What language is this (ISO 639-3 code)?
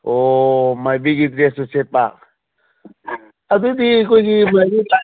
mni